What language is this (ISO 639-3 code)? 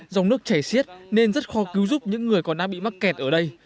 vie